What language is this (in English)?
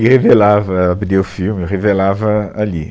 Portuguese